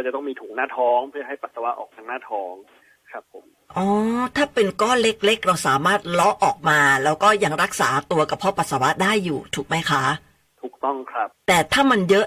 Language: Thai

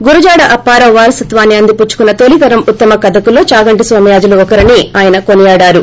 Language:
Telugu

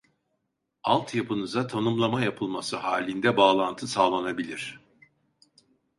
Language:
Turkish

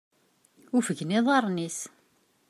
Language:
Kabyle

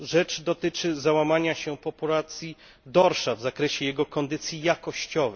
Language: Polish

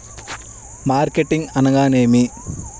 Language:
Telugu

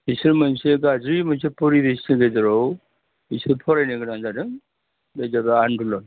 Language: Bodo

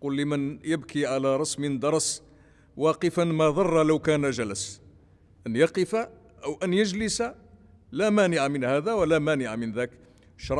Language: Arabic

